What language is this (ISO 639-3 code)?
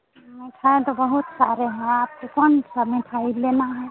hin